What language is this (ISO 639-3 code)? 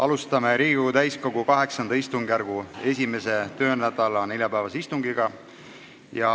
est